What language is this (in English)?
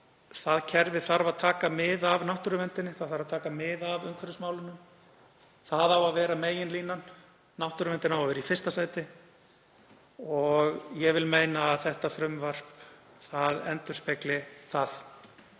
Icelandic